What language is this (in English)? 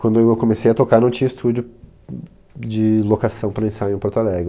Portuguese